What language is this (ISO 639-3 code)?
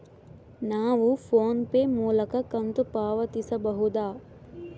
kan